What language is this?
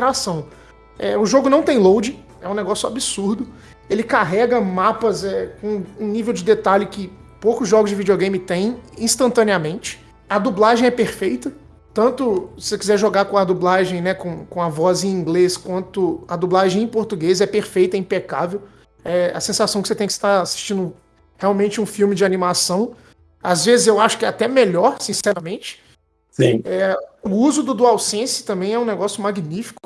Portuguese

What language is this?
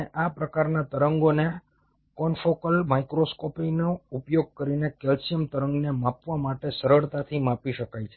Gujarati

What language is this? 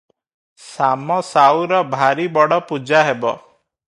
Odia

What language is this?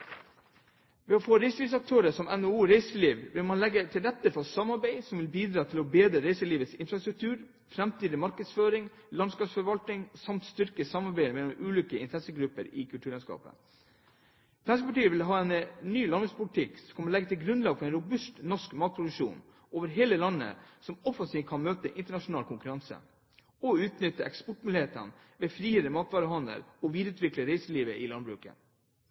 Norwegian Bokmål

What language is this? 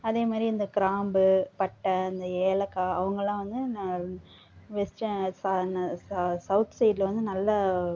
Tamil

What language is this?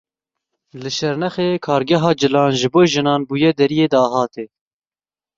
Kurdish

